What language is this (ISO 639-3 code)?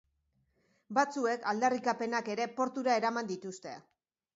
eus